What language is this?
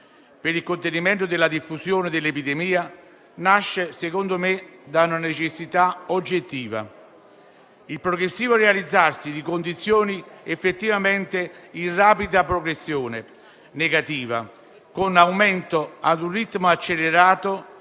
Italian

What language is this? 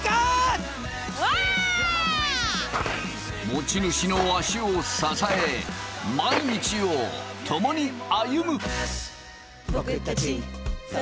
Japanese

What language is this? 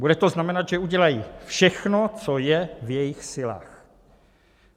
Czech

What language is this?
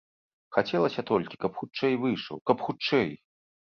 Belarusian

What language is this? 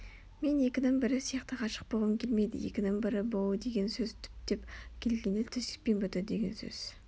Kazakh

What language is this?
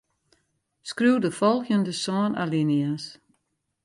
Western Frisian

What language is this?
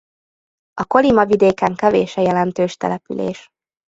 Hungarian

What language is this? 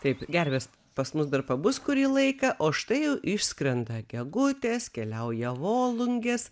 Lithuanian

